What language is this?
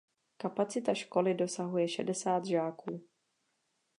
Czech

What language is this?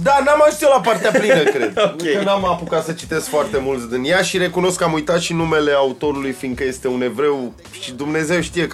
Romanian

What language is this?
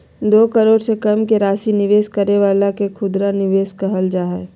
Magahi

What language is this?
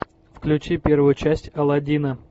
Russian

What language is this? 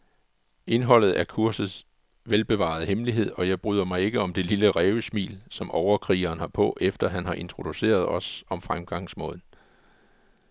Danish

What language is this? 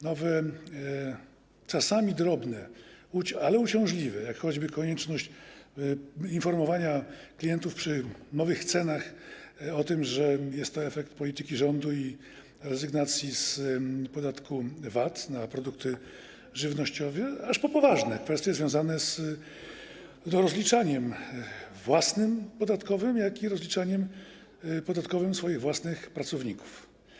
Polish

